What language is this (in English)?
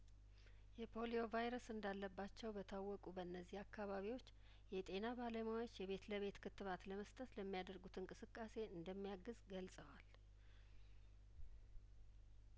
Amharic